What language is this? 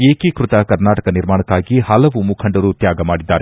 Kannada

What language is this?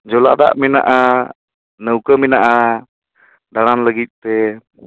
Santali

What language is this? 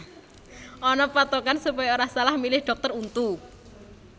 Javanese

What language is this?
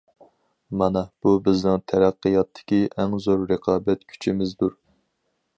Uyghur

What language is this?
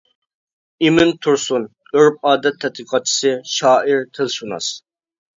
Uyghur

